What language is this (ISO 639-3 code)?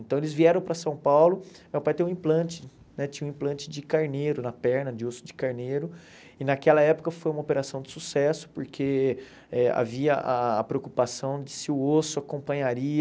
por